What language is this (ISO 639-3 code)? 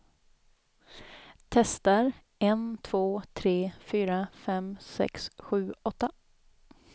swe